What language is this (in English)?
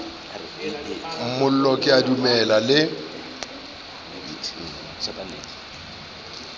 Southern Sotho